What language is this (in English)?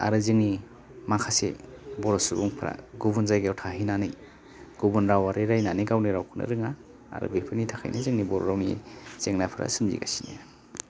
Bodo